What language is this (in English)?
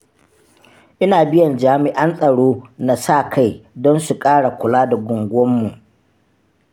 Hausa